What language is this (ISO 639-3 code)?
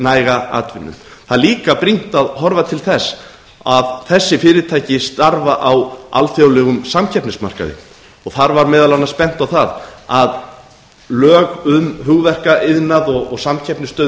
isl